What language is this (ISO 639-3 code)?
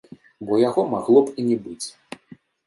bel